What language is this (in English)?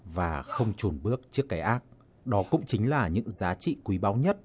Vietnamese